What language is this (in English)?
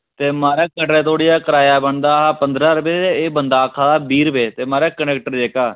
Dogri